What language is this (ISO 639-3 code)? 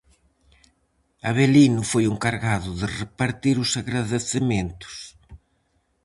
glg